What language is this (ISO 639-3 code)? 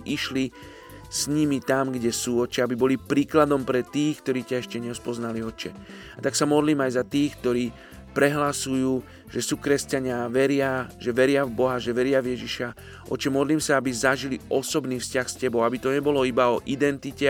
slk